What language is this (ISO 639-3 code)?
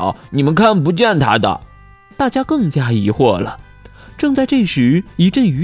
zho